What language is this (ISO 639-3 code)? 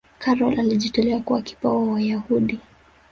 swa